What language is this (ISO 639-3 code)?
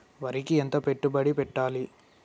tel